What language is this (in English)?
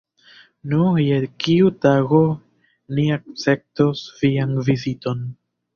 Esperanto